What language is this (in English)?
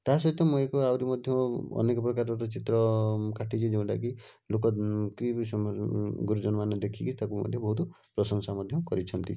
Odia